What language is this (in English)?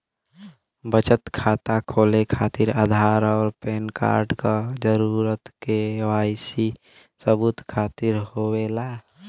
Bhojpuri